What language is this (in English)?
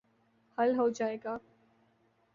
Urdu